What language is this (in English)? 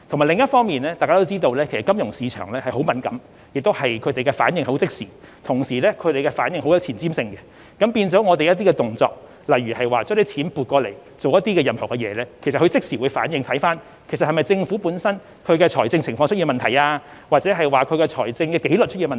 Cantonese